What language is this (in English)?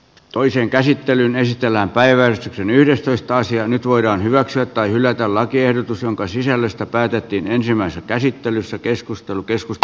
Finnish